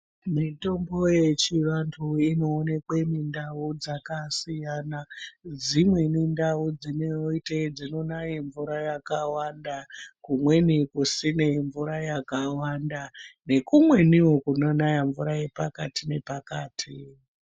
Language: Ndau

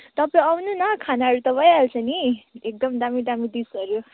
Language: Nepali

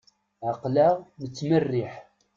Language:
Kabyle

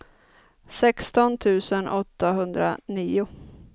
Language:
Swedish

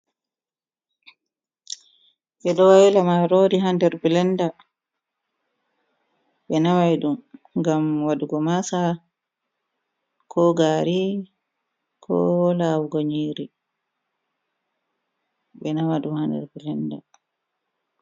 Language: Fula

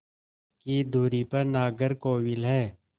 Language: Hindi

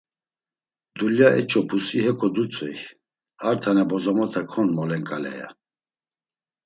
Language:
Laz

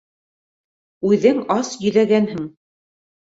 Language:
Bashkir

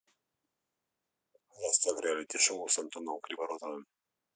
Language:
Russian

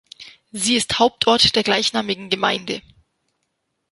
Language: German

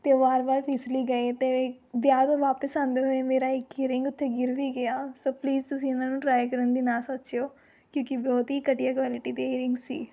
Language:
Punjabi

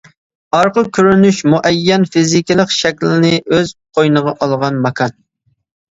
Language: Uyghur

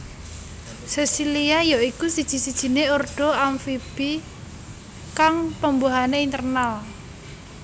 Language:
Javanese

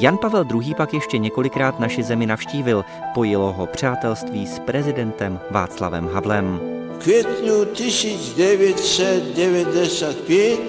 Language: Czech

